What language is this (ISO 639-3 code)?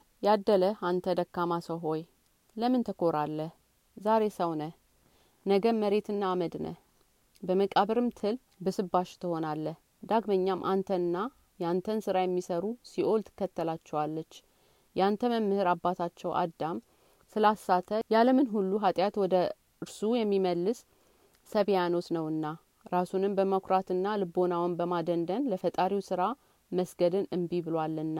amh